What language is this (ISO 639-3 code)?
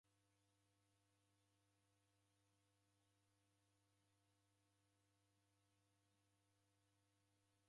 dav